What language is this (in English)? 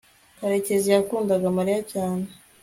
Kinyarwanda